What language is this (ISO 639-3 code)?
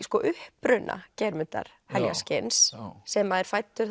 isl